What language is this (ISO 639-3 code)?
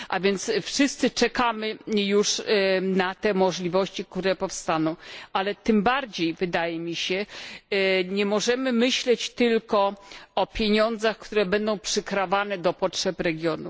pol